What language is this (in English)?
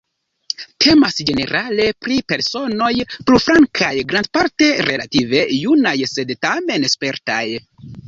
Esperanto